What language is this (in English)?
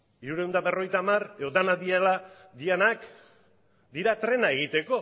Basque